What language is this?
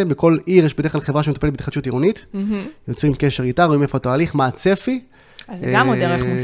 Hebrew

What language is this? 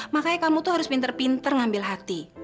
Indonesian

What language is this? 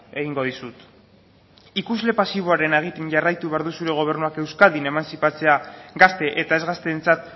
Basque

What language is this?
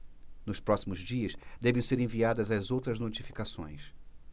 Portuguese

